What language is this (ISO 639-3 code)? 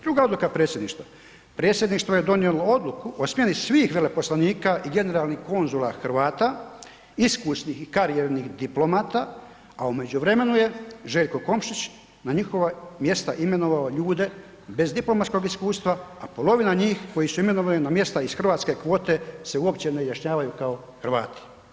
hrv